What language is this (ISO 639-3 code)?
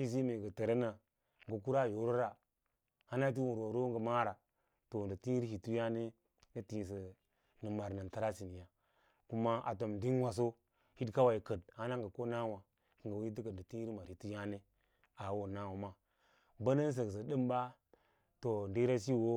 lla